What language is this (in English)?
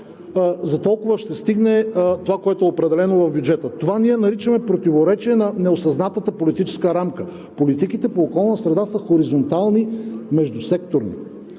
Bulgarian